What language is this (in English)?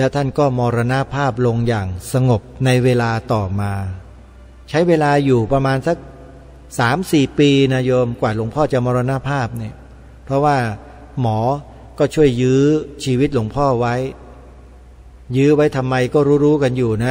Thai